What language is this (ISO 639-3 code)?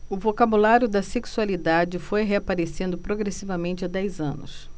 por